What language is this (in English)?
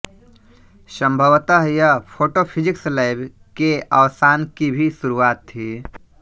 Hindi